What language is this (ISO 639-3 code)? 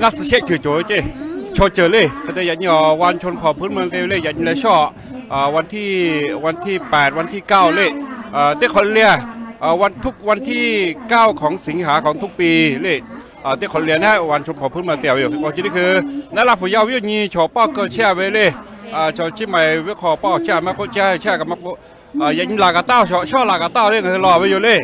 tha